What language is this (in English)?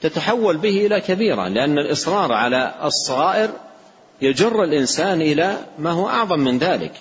Arabic